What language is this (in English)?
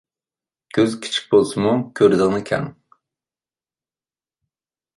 Uyghur